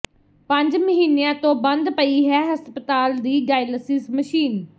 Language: Punjabi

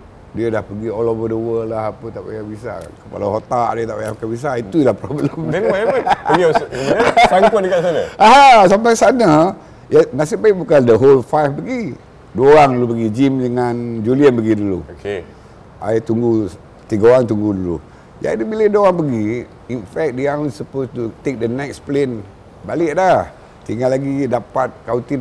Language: Malay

